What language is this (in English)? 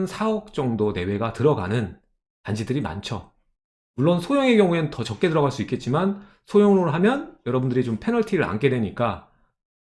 Korean